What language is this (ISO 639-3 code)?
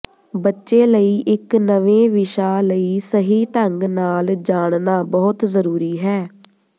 pan